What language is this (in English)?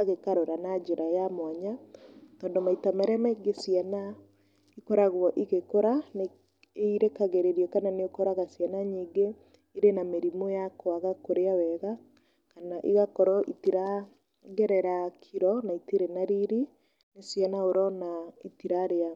Kikuyu